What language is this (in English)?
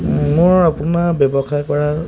Assamese